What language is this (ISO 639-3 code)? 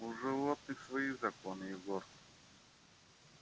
rus